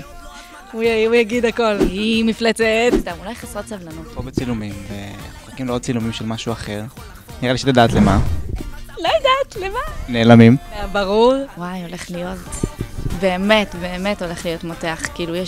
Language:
Hebrew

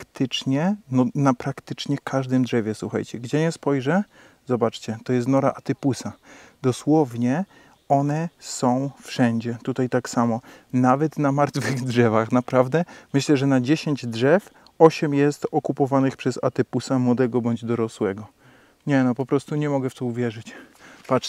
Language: Polish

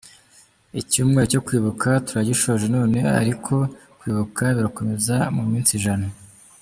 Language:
Kinyarwanda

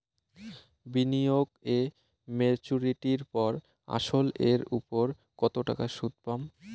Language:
Bangla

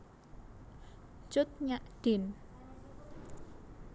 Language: Javanese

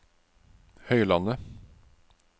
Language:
Norwegian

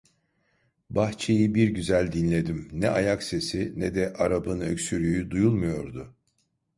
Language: Turkish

